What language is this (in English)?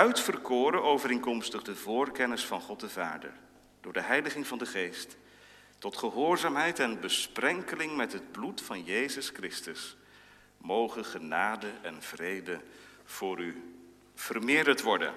Dutch